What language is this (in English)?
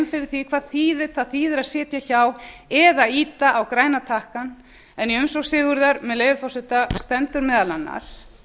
Icelandic